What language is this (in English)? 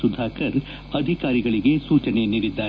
Kannada